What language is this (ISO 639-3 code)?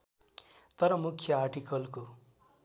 nep